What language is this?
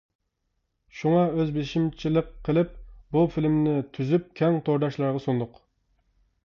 Uyghur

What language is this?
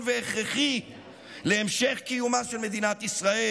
Hebrew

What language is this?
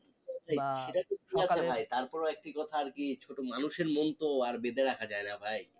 Bangla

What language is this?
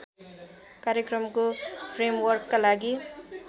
Nepali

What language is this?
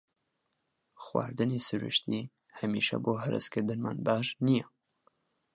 Central Kurdish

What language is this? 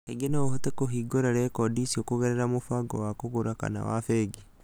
Kikuyu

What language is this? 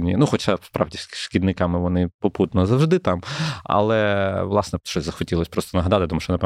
Ukrainian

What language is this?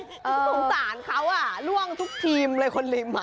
Thai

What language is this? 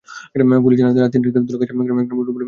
Bangla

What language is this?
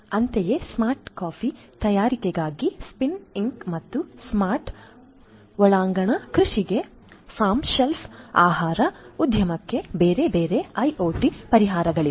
Kannada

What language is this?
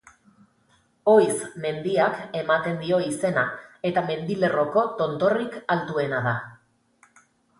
Basque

